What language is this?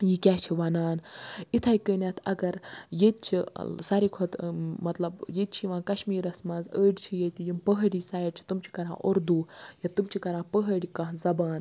Kashmiri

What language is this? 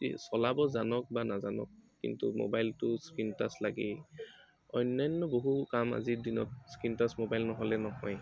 Assamese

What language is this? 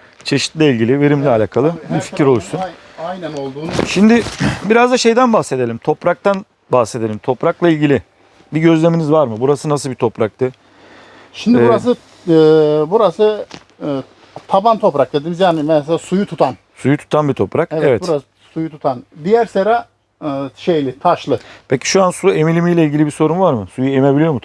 Turkish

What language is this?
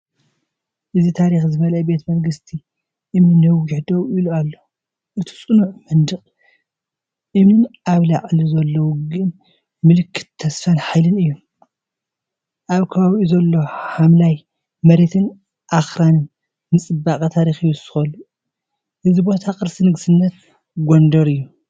Tigrinya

